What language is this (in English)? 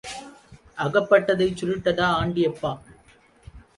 Tamil